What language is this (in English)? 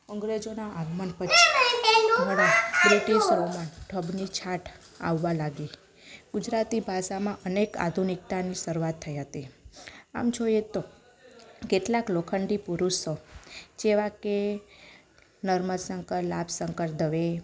Gujarati